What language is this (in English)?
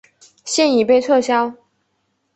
Chinese